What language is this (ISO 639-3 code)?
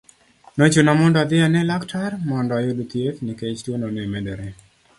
luo